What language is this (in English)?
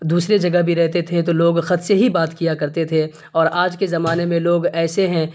Urdu